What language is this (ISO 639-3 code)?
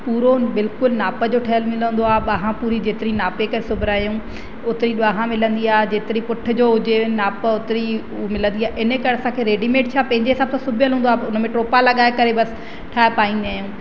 snd